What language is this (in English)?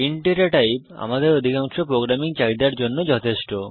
Bangla